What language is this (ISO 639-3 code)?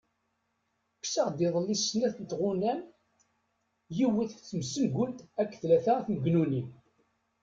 kab